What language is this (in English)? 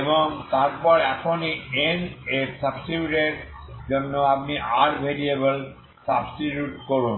Bangla